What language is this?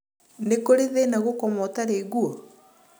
Kikuyu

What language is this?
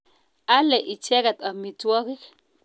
Kalenjin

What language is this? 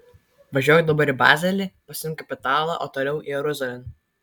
Lithuanian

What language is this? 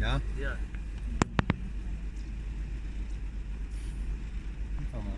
Polish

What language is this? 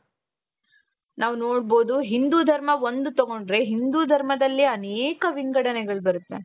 Kannada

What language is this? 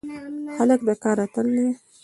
Pashto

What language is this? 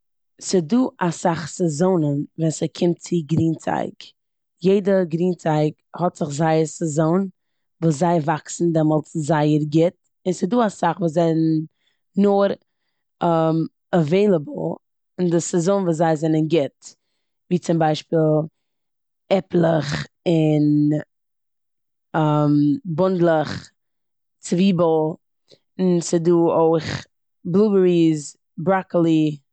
Yiddish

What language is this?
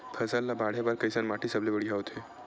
Chhattisgarhi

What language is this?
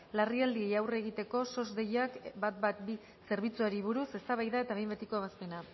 Basque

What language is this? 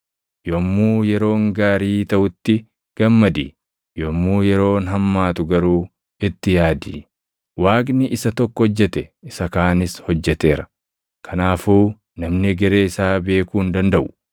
Oromo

